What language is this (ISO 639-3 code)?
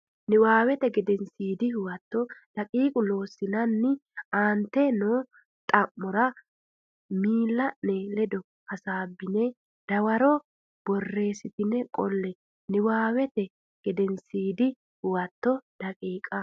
sid